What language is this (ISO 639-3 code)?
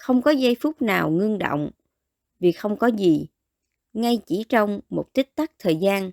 vie